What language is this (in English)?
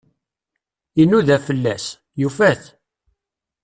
Kabyle